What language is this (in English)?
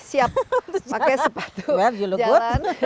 Indonesian